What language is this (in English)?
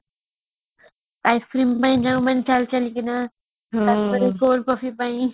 Odia